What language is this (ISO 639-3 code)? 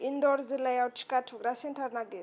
brx